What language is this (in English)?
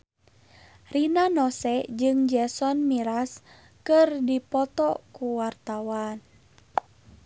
Sundanese